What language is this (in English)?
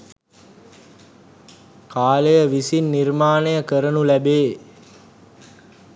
Sinhala